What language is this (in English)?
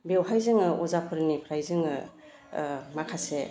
Bodo